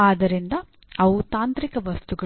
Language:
Kannada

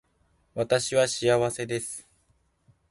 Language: Japanese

